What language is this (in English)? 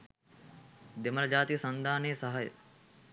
Sinhala